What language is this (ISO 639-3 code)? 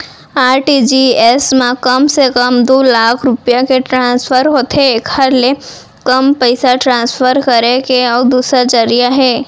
hne